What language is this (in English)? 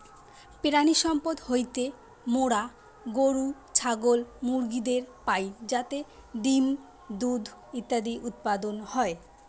Bangla